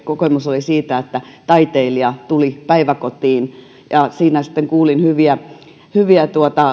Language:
Finnish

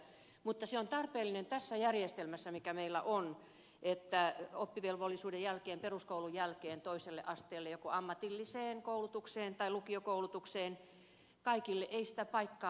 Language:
Finnish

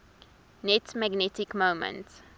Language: English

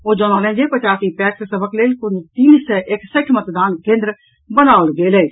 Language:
Maithili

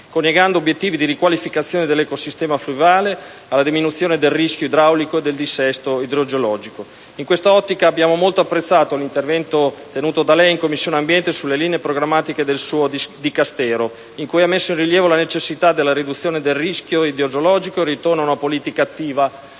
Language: Italian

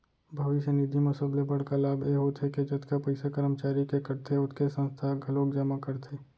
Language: Chhattisgarhi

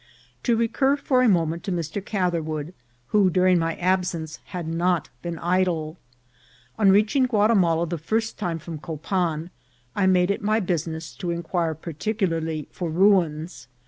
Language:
English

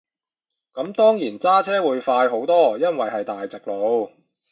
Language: Cantonese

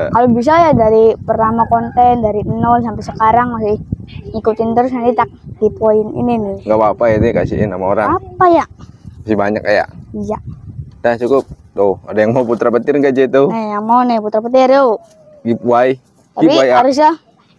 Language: Indonesian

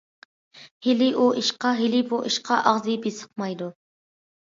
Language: Uyghur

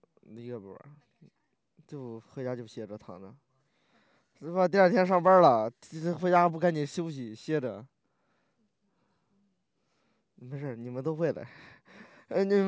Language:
Chinese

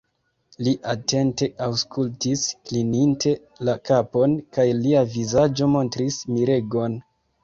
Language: Esperanto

